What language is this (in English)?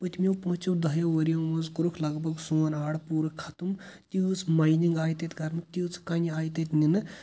Kashmiri